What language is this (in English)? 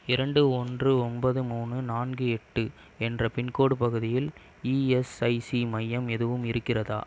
Tamil